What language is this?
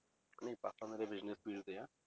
Punjabi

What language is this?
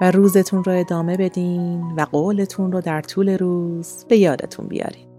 Persian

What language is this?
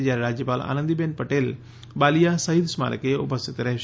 Gujarati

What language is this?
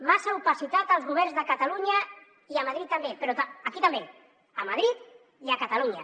Catalan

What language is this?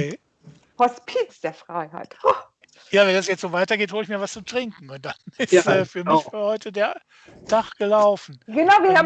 German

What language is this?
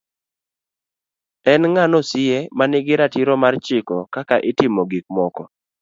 Luo (Kenya and Tanzania)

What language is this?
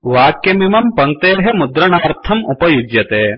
Sanskrit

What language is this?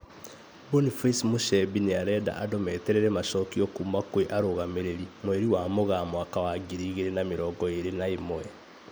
Kikuyu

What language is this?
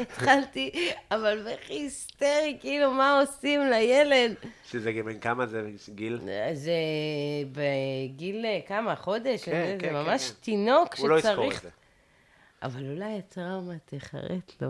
Hebrew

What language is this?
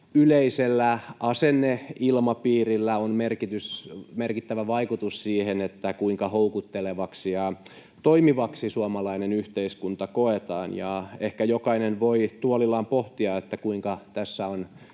Finnish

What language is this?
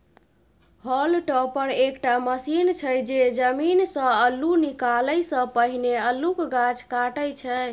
Maithili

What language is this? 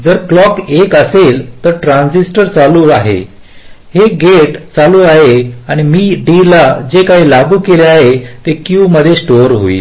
Marathi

